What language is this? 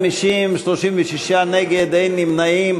Hebrew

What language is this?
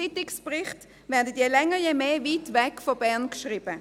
Swiss German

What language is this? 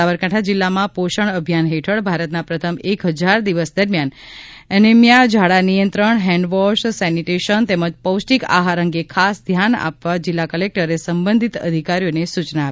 Gujarati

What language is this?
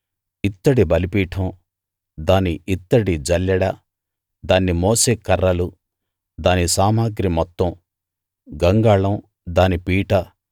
Telugu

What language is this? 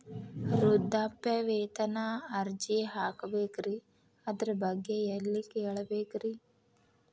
Kannada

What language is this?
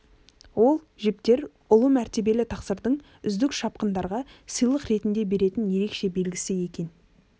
Kazakh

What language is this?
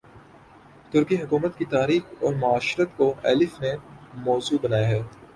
Urdu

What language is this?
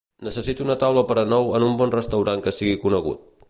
Catalan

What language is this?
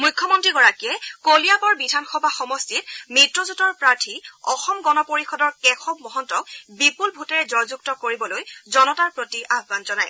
Assamese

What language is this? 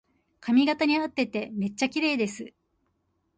Japanese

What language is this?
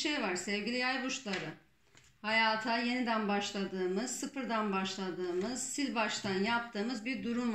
Turkish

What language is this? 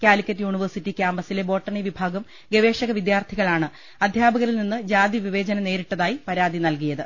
Malayalam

